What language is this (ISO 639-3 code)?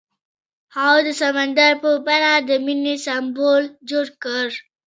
pus